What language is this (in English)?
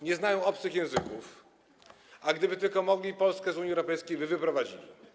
Polish